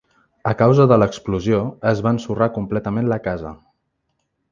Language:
Catalan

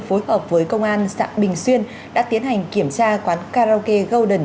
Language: Vietnamese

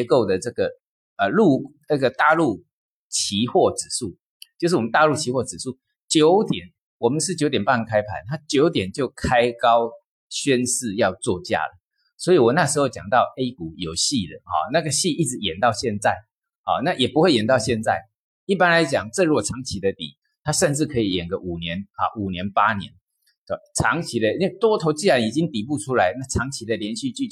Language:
Chinese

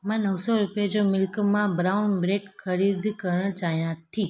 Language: Sindhi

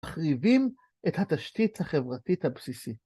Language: Hebrew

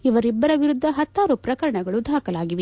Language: Kannada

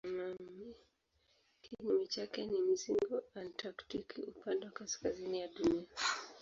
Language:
Swahili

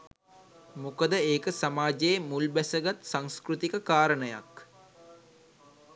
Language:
Sinhala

